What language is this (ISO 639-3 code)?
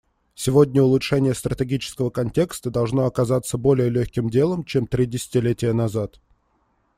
rus